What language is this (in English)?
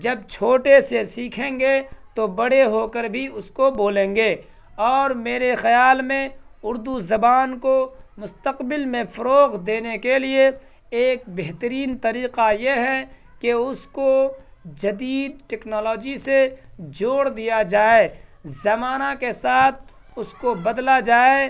Urdu